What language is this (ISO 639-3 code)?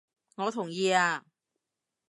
yue